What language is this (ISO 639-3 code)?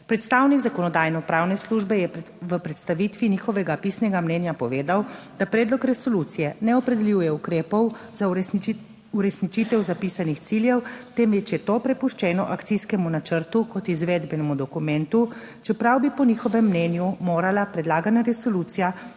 slv